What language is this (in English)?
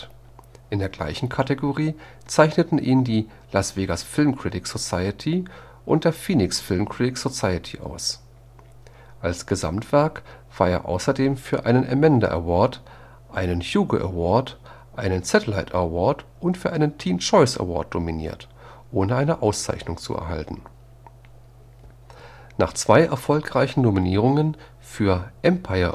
German